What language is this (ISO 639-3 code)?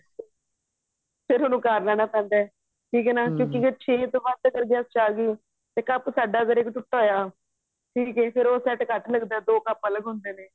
pan